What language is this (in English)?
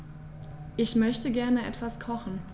German